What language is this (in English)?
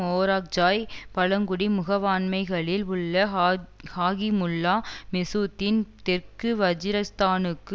Tamil